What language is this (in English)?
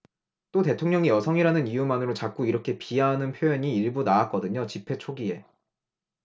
Korean